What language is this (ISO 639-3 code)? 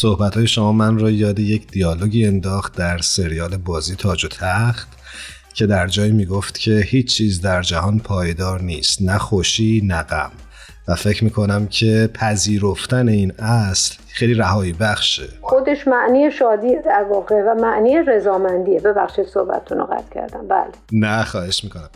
fas